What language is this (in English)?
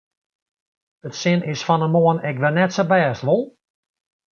Western Frisian